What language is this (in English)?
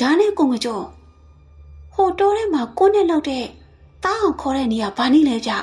Thai